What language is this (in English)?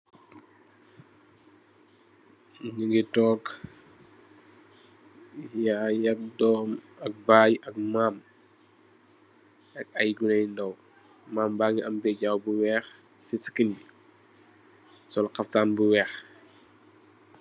Wolof